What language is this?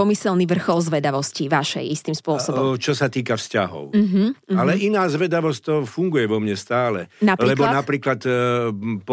Slovak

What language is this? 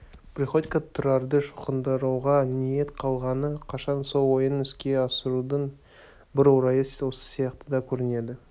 Kazakh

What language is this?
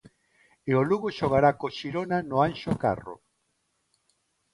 Galician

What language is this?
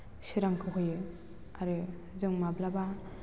Bodo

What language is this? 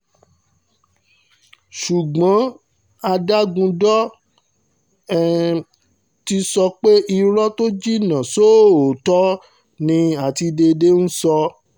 Yoruba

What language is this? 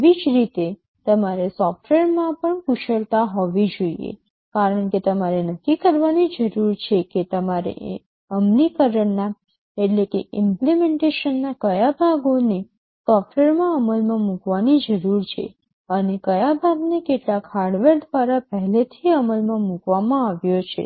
Gujarati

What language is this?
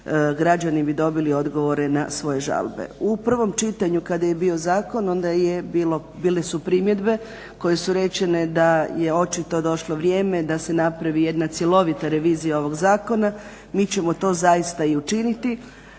Croatian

